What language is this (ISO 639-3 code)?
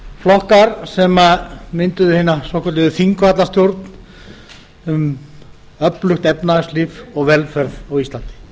isl